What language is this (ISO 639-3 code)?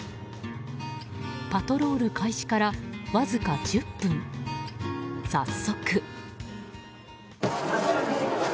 jpn